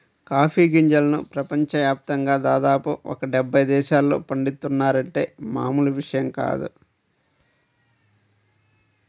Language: Telugu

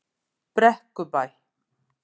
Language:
Icelandic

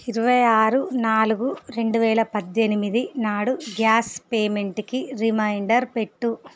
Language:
Telugu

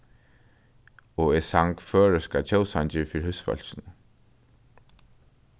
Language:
Faroese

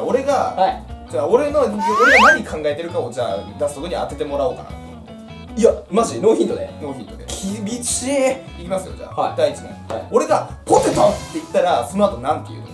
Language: Japanese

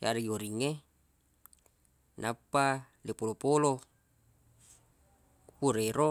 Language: Buginese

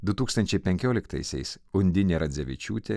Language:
Lithuanian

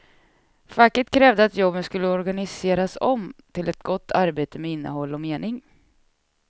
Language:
Swedish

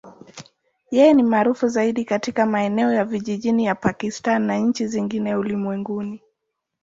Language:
Swahili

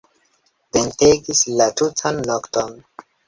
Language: Esperanto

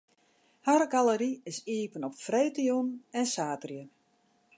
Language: Western Frisian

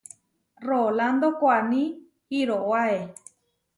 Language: Huarijio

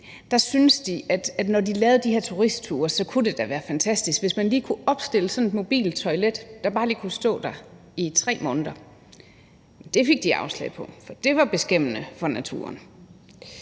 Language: Danish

